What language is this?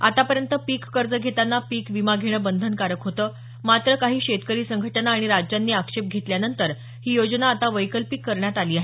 Marathi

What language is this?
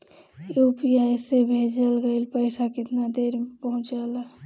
Bhojpuri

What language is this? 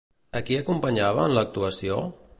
Catalan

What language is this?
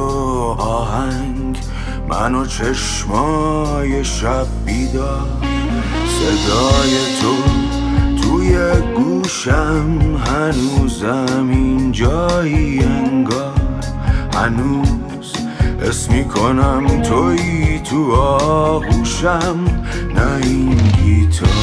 Persian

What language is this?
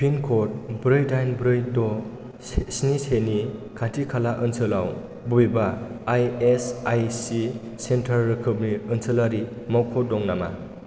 Bodo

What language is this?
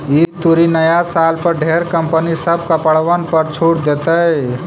Magahi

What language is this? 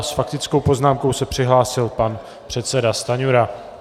Czech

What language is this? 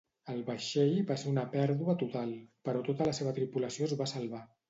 Catalan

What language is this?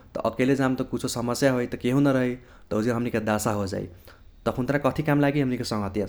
Kochila Tharu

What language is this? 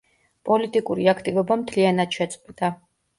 Georgian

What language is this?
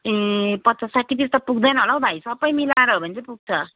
Nepali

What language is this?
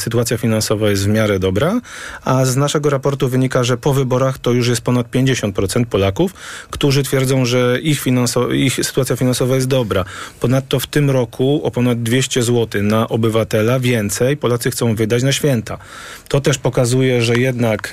Polish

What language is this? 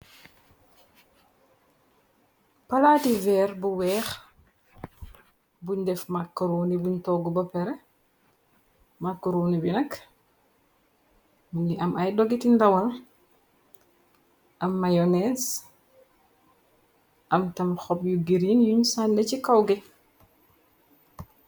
Wolof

